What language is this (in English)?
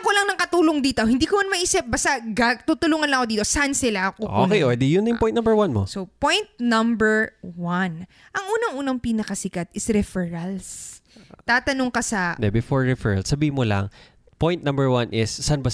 Filipino